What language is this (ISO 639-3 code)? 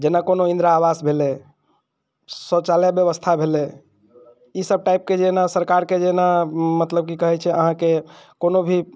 mai